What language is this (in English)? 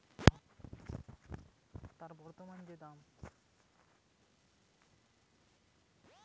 Bangla